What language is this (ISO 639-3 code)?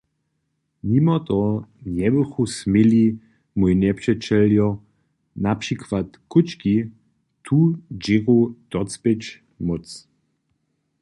hsb